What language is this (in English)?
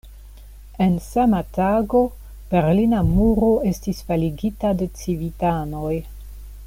Esperanto